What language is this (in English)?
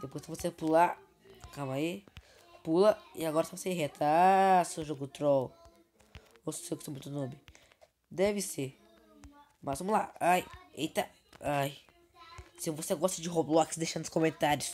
Portuguese